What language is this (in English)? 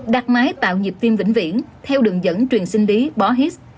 Vietnamese